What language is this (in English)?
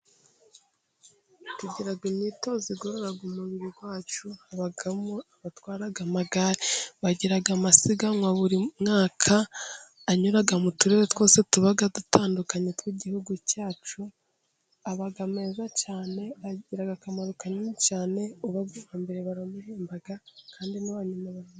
Kinyarwanda